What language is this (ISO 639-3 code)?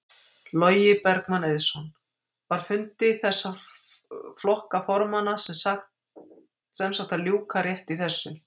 isl